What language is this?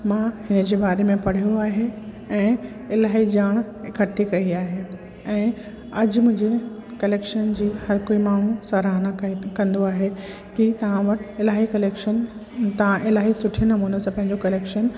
Sindhi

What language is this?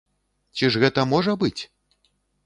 Belarusian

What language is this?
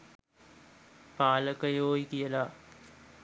Sinhala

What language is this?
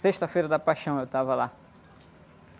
Portuguese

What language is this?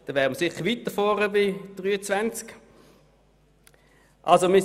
Swiss German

